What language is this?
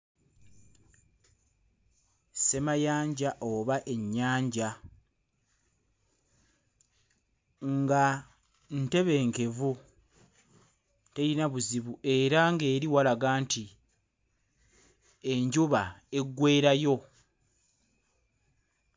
Ganda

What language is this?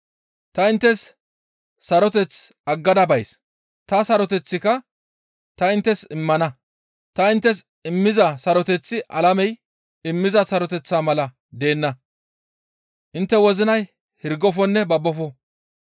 Gamo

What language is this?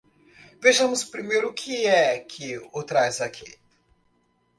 Portuguese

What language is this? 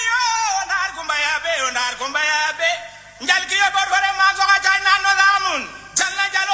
Wolof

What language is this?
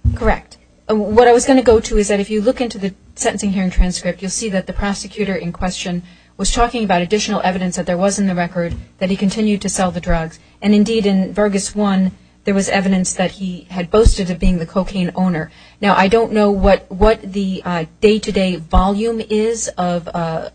English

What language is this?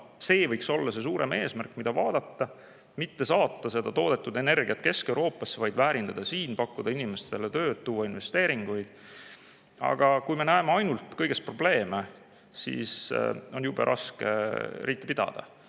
Estonian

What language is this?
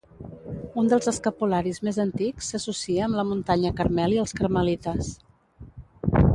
Catalan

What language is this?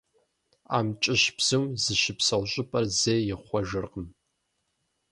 Kabardian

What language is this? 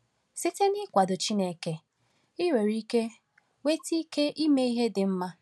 Igbo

